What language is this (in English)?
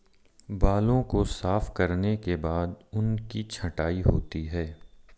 Hindi